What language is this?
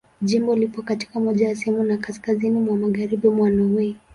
Swahili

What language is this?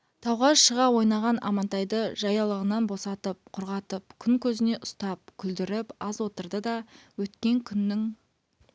Kazakh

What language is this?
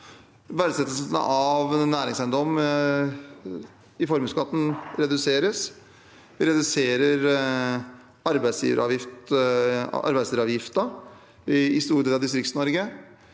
Norwegian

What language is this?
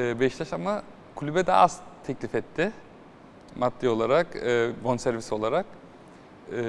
Turkish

